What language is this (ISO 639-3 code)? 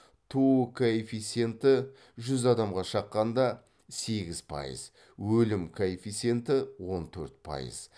kaz